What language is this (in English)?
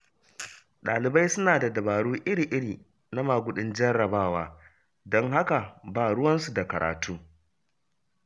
Hausa